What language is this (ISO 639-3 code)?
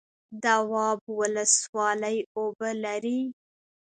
pus